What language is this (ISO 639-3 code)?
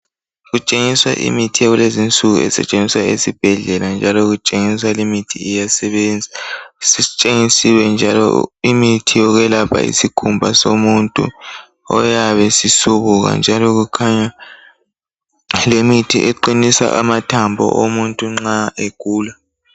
nde